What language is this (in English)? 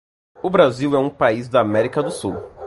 Portuguese